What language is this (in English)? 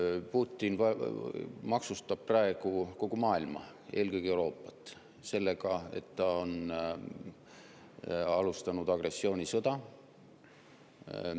Estonian